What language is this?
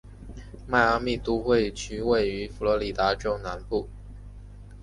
Chinese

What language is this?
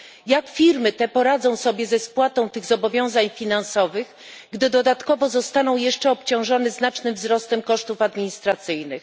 Polish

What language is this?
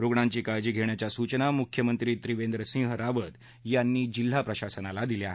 Marathi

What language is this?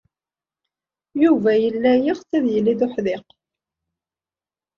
Kabyle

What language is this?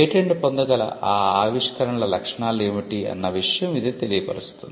Telugu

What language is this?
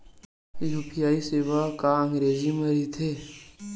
Chhattisgarhi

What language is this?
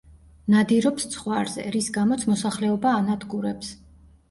Georgian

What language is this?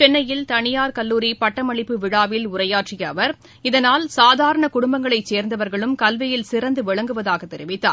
Tamil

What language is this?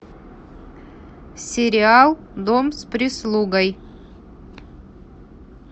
Russian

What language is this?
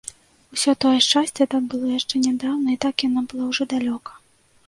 Belarusian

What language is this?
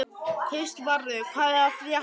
Icelandic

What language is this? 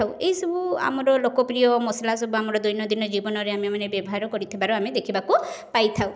Odia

